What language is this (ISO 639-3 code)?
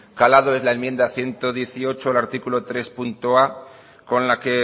spa